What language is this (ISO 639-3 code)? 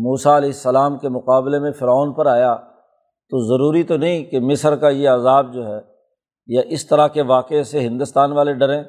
urd